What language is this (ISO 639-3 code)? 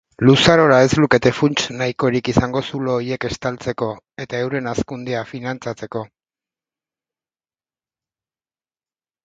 eus